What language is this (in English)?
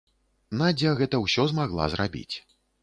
Belarusian